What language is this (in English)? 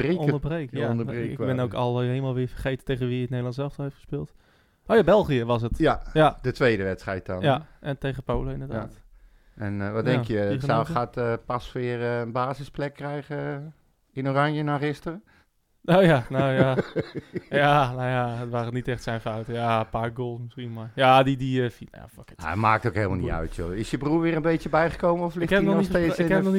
Dutch